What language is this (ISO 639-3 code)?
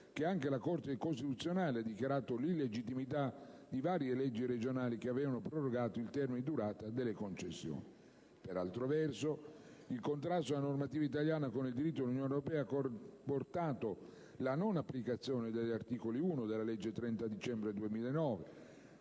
ita